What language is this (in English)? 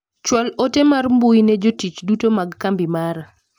Luo (Kenya and Tanzania)